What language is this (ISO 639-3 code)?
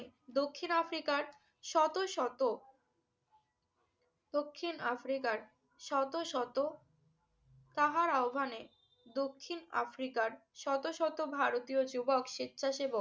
ben